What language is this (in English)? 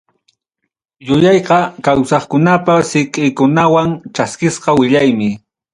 Ayacucho Quechua